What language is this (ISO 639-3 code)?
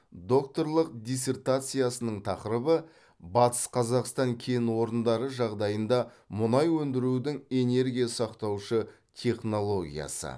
kaz